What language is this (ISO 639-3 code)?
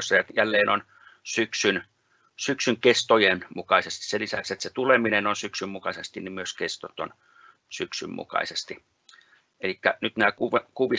fin